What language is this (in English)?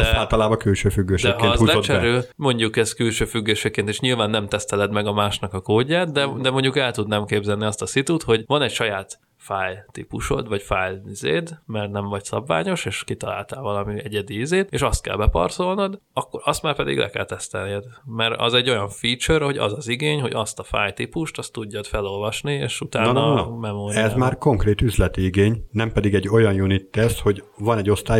Hungarian